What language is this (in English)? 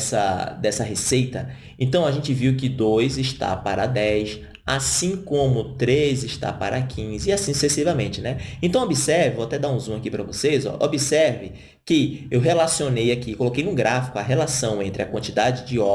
Portuguese